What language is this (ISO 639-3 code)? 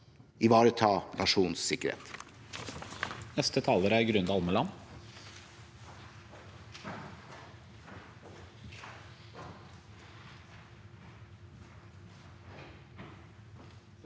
nor